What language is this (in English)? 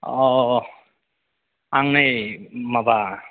Bodo